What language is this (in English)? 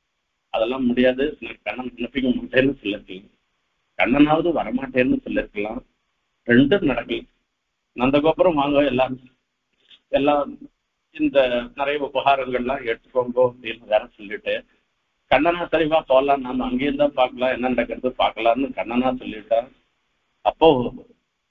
Tamil